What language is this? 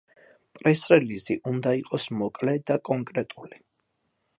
Georgian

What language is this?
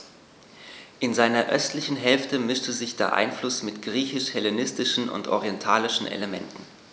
German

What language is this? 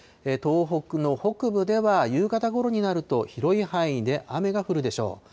Japanese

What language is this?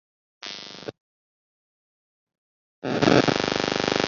Uzbek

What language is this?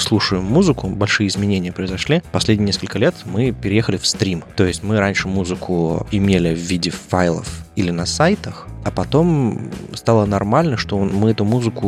Russian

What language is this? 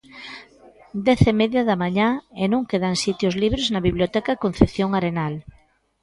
Galician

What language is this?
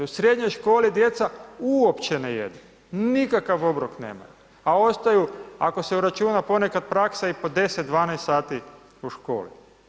Croatian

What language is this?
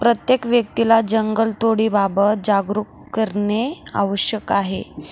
Marathi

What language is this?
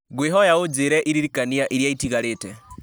Kikuyu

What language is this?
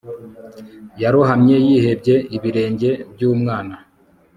Kinyarwanda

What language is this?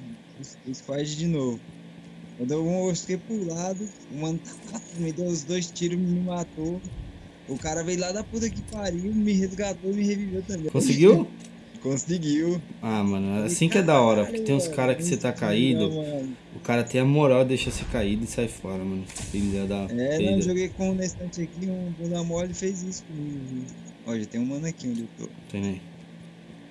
Portuguese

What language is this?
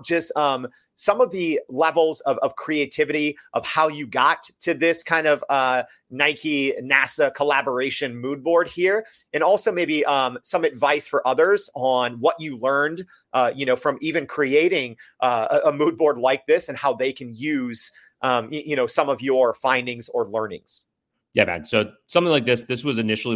English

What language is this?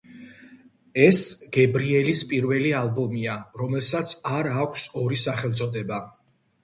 Georgian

